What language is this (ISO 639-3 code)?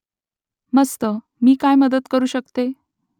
mar